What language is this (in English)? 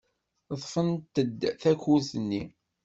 Kabyle